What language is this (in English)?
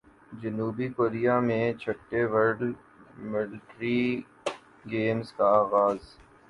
Urdu